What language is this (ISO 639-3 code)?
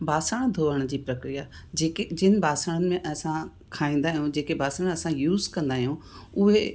snd